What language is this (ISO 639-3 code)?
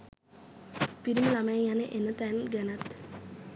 sin